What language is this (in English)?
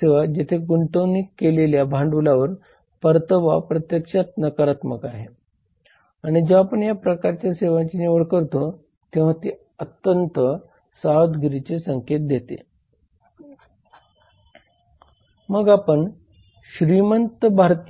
Marathi